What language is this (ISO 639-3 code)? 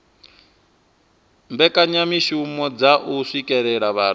ven